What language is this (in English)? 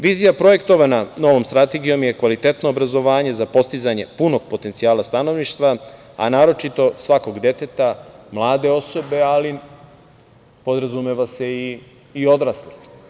Serbian